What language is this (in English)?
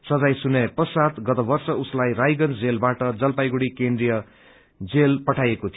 Nepali